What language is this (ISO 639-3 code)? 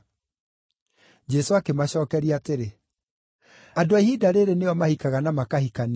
kik